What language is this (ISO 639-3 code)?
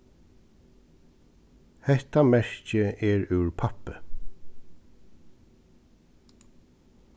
fao